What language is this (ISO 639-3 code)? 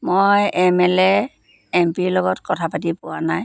asm